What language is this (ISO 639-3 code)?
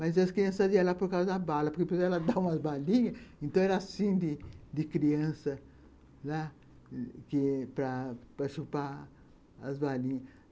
por